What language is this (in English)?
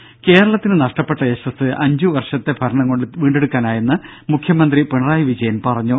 Malayalam